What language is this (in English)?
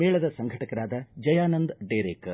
Kannada